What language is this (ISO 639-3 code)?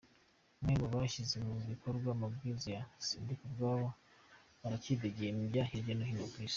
kin